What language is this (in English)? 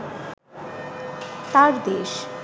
Bangla